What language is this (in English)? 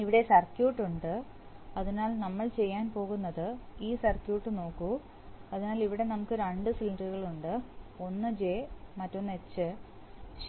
Malayalam